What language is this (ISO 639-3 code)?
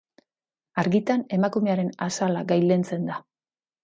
eus